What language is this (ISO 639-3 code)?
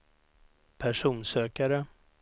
swe